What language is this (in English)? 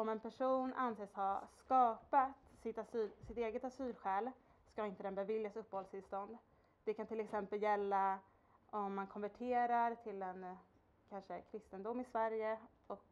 Swedish